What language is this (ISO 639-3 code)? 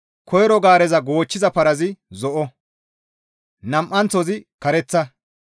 gmv